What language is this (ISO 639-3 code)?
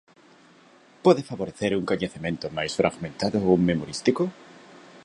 glg